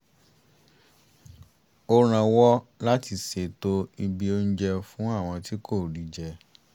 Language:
Yoruba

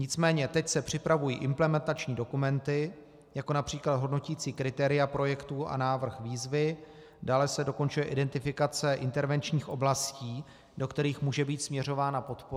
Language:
Czech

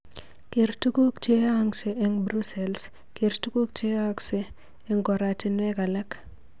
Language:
Kalenjin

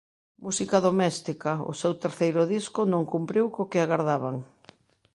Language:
Galician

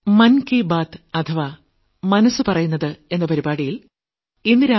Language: Malayalam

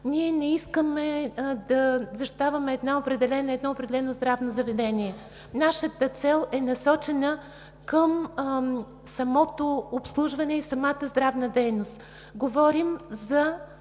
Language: Bulgarian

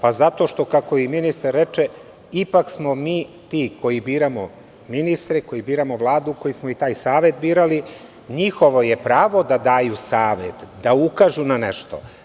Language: Serbian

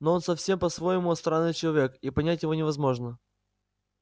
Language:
Russian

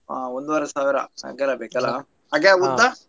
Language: Kannada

